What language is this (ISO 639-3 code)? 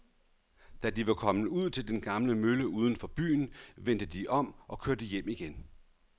dan